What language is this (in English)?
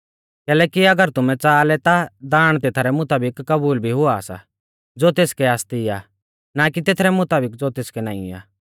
Mahasu Pahari